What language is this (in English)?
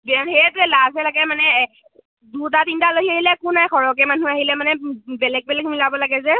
Assamese